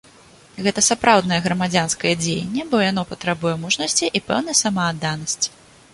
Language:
Belarusian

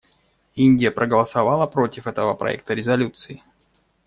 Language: Russian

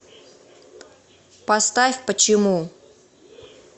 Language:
Russian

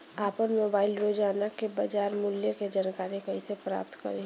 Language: Bhojpuri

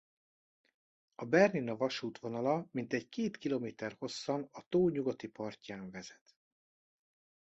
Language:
Hungarian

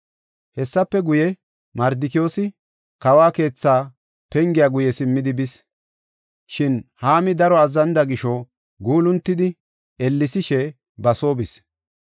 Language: Gofa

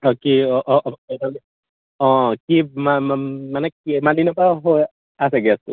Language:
Assamese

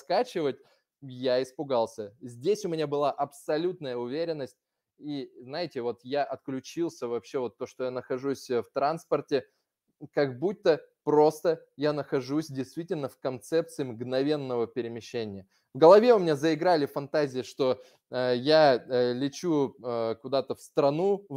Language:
Russian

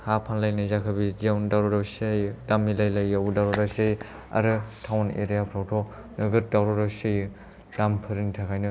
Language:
Bodo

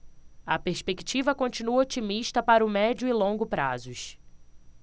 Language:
Portuguese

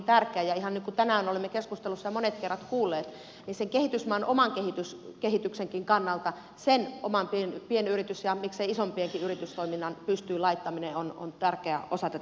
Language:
Finnish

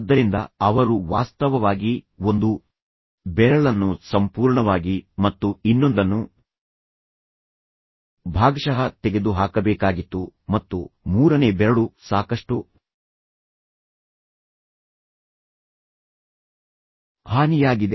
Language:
Kannada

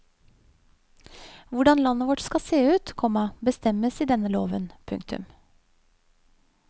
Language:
Norwegian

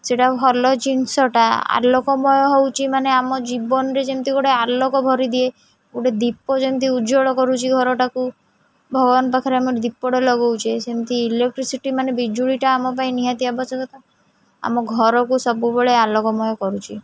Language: Odia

